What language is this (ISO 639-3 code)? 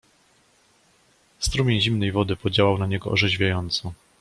pol